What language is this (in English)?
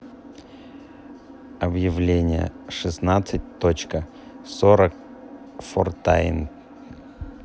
Russian